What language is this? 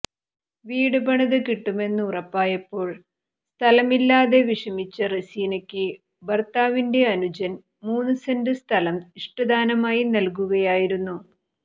Malayalam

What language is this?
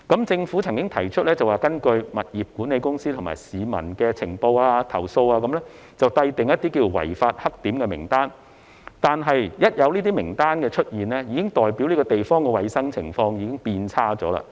Cantonese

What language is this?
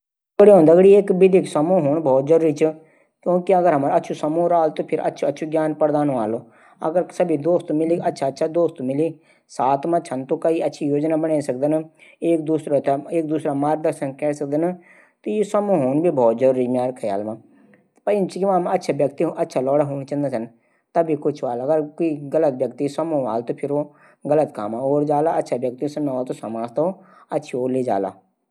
Garhwali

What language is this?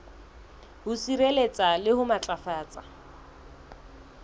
Southern Sotho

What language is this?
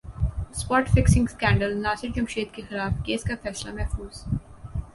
Urdu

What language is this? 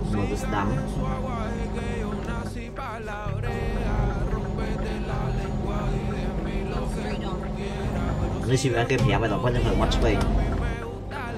Vietnamese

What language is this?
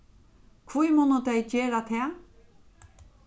Faroese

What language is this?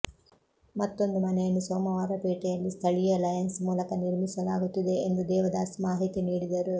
Kannada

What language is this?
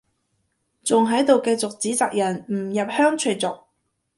Cantonese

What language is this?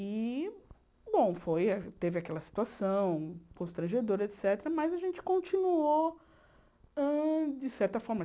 Portuguese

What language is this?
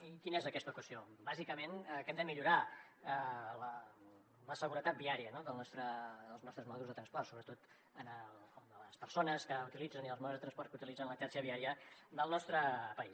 Catalan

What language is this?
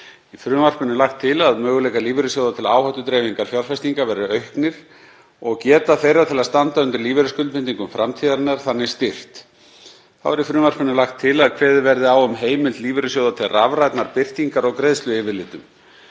Icelandic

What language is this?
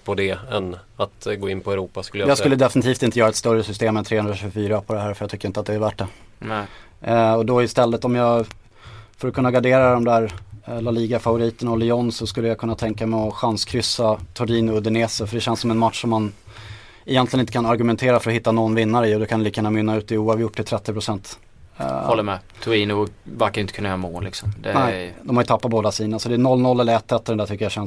Swedish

